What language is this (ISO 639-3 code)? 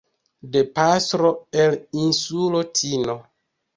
epo